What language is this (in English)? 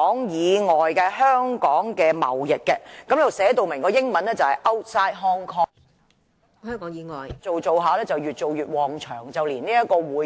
Cantonese